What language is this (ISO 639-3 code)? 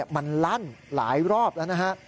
tha